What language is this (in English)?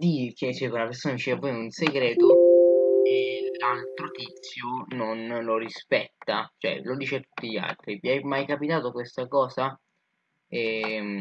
Italian